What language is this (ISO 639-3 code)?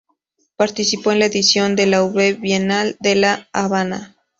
spa